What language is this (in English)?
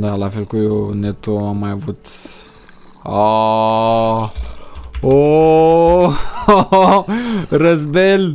Romanian